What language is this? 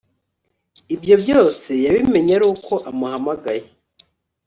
Kinyarwanda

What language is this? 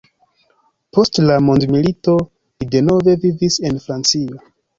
Esperanto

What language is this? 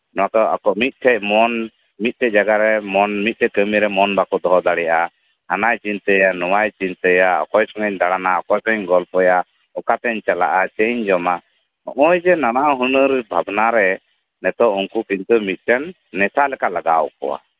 Santali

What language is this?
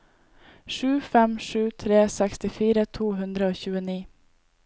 Norwegian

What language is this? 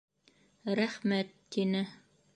Bashkir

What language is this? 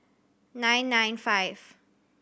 English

